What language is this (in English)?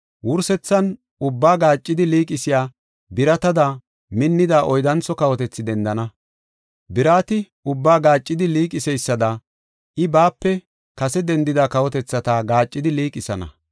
Gofa